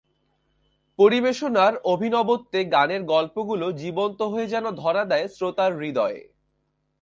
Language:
Bangla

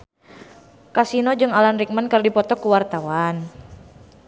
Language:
Sundanese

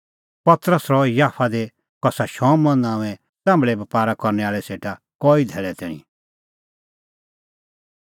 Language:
Kullu Pahari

